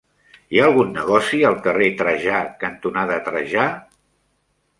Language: Catalan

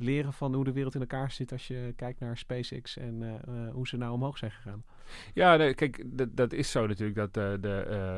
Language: Dutch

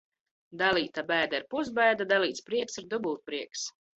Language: Latvian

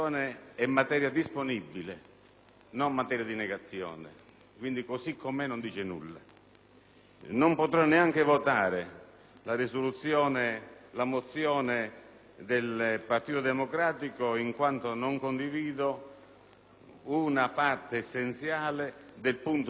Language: Italian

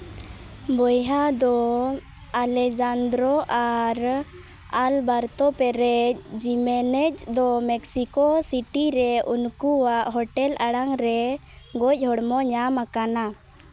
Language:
Santali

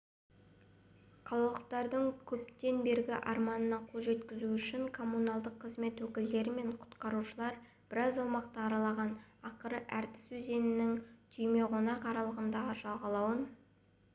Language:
Kazakh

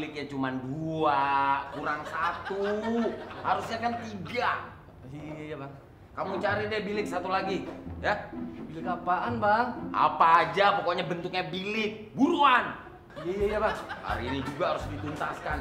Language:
Indonesian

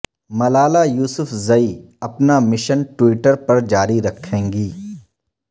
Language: Urdu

